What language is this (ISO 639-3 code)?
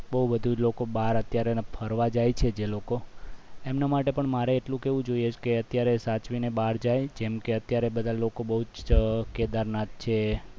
guj